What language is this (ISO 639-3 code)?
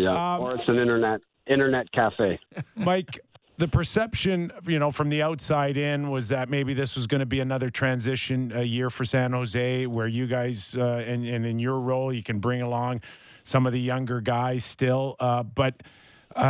eng